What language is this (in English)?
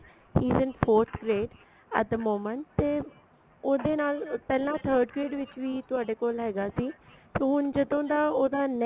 Punjabi